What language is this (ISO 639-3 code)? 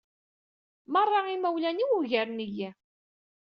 kab